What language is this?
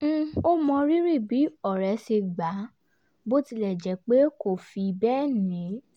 Yoruba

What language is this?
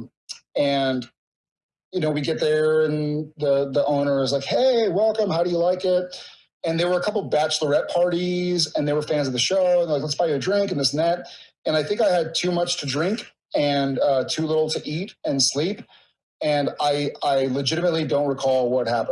English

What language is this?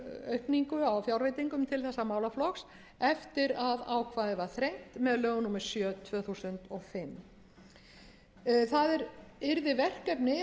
Icelandic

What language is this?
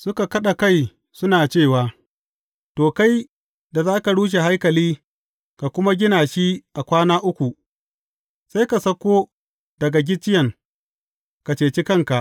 Hausa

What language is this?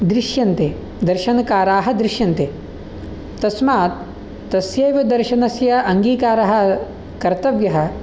Sanskrit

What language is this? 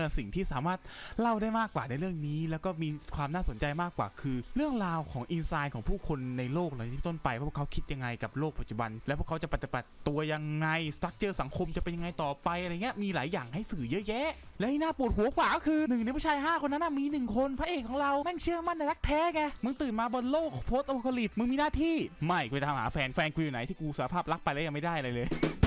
Thai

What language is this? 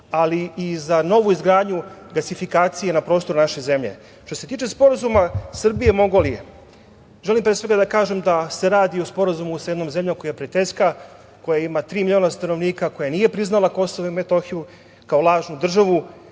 Serbian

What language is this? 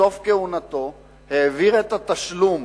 Hebrew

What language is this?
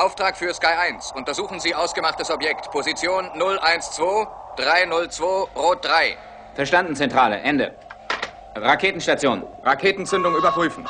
German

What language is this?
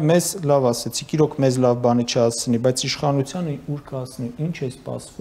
Russian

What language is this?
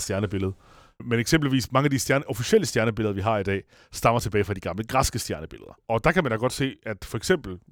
Danish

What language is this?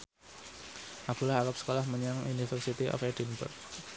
Javanese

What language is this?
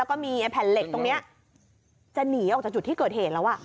Thai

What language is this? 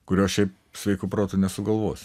Lithuanian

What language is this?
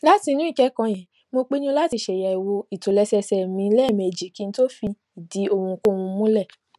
Yoruba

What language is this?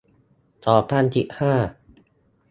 Thai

